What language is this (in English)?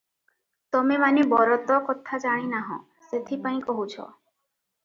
Odia